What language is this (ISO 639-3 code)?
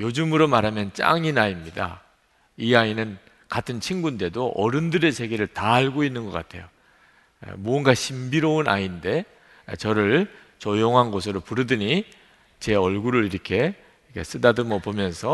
kor